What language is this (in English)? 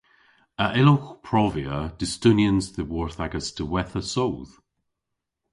Cornish